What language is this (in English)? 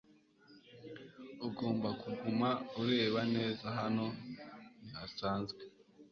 Kinyarwanda